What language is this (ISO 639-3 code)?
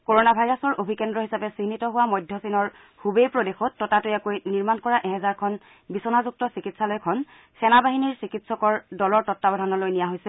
asm